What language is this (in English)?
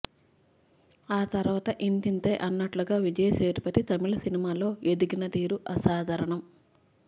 Telugu